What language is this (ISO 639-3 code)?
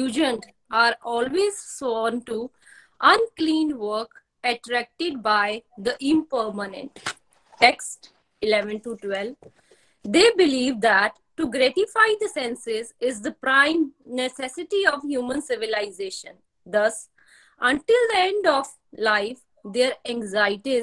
hin